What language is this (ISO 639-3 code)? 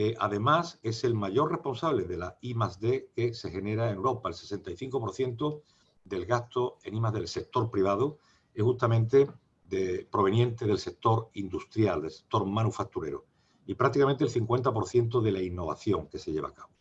spa